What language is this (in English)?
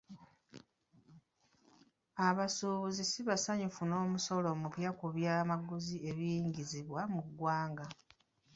Ganda